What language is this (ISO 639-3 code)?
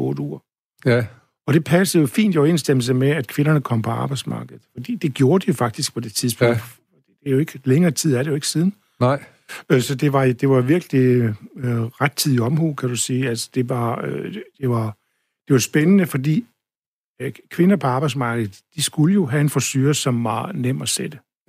dan